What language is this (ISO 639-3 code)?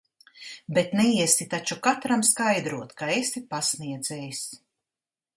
lav